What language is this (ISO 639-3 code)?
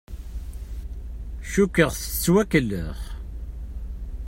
kab